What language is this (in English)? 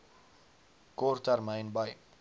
Afrikaans